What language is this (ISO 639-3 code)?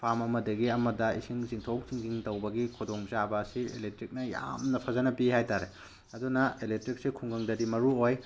mni